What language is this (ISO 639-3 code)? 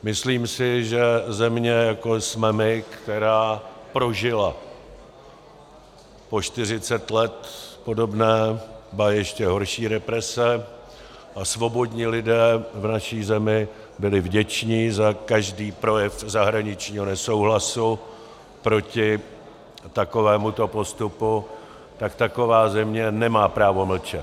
ces